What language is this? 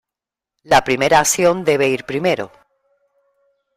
Spanish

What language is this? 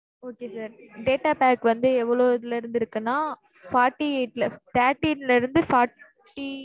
Tamil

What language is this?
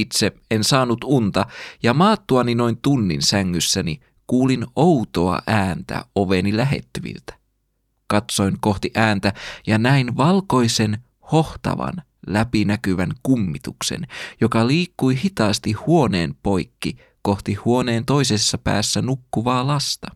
Finnish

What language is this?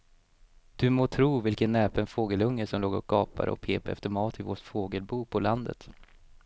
Swedish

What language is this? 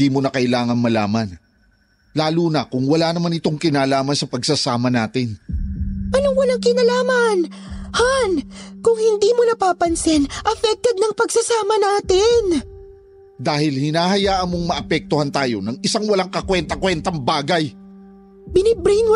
Filipino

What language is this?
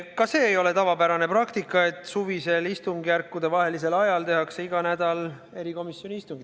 Estonian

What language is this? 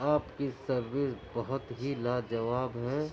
Urdu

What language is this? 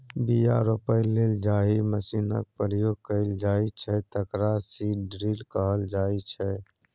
Maithili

